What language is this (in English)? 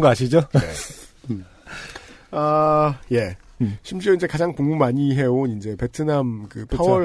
Korean